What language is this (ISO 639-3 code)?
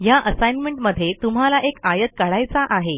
mar